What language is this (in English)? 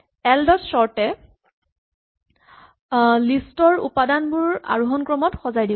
Assamese